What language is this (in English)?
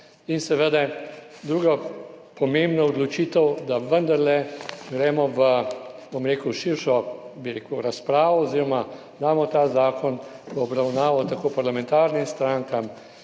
Slovenian